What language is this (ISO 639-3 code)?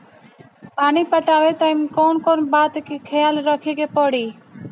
bho